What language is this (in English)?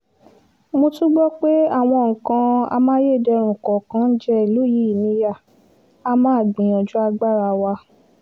Yoruba